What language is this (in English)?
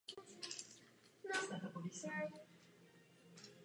Czech